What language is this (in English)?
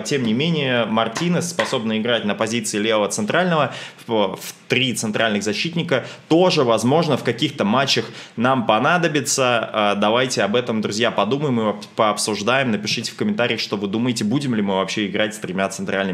Russian